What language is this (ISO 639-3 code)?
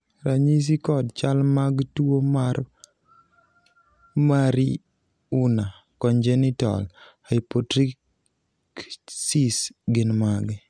luo